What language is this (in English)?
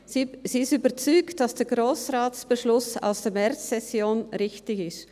Swiss German